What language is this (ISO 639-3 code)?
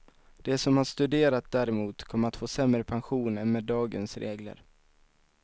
swe